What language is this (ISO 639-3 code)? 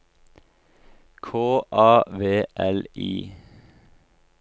nor